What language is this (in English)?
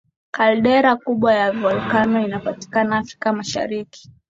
Swahili